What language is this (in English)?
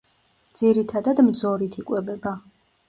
Georgian